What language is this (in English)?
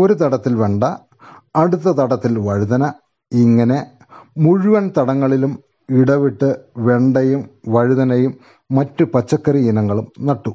Malayalam